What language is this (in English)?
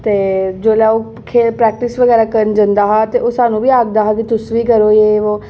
Dogri